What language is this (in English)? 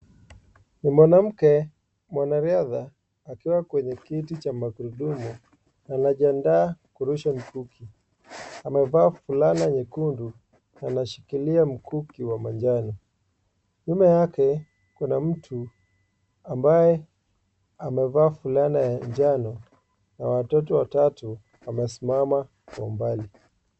Swahili